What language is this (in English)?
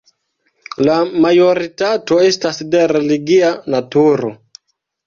Esperanto